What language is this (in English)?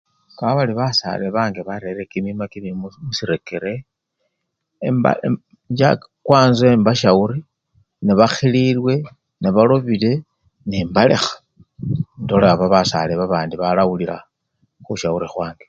Luyia